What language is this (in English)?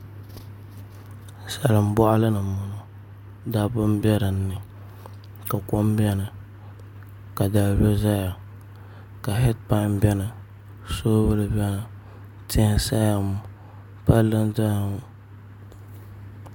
Dagbani